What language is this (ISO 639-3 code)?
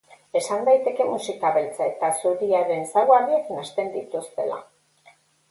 eus